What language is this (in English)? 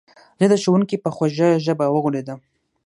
Pashto